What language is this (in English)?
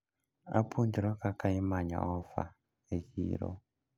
Luo (Kenya and Tanzania)